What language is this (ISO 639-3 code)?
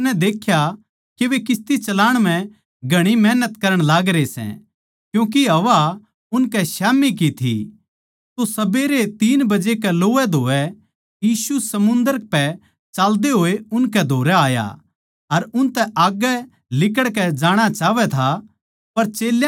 bgc